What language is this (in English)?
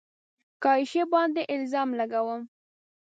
Pashto